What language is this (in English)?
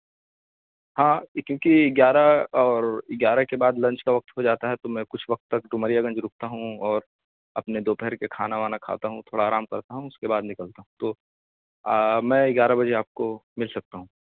Urdu